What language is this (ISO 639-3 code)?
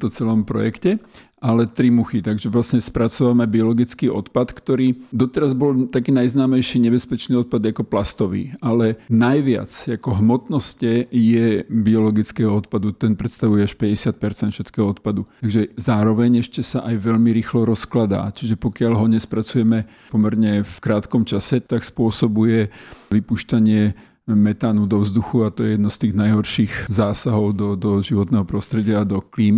slk